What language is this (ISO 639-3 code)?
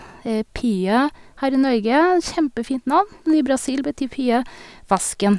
nor